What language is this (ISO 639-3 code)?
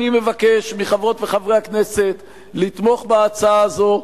heb